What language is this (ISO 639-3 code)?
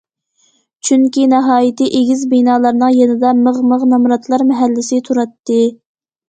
uig